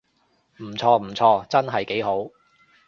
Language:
Cantonese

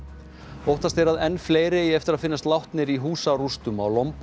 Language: Icelandic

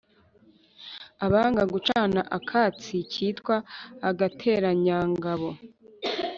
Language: Kinyarwanda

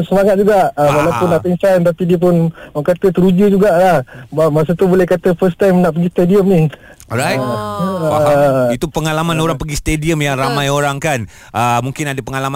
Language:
Malay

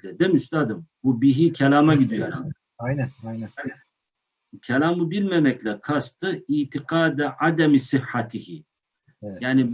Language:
Turkish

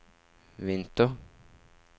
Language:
Norwegian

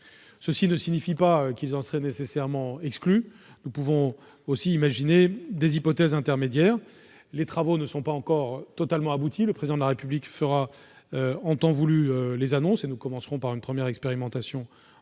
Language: French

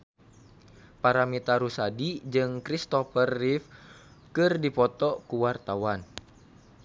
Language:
Sundanese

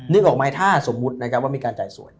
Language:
Thai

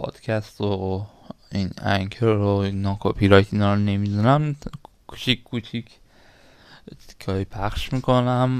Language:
Persian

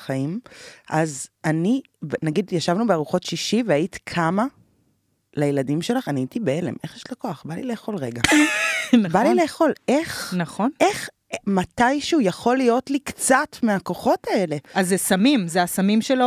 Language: Hebrew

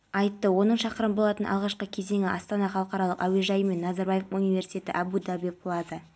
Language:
Kazakh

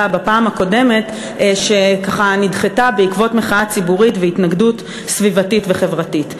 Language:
Hebrew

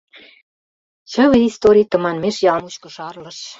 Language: Mari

